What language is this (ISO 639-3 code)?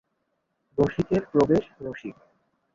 ben